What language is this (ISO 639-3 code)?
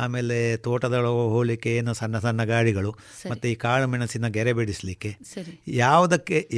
kan